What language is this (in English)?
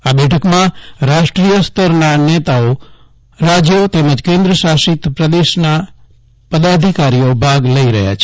Gujarati